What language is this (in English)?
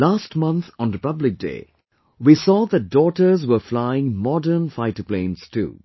English